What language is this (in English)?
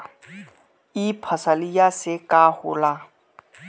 Bhojpuri